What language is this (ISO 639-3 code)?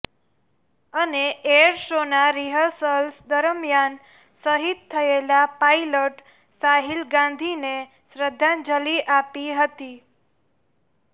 guj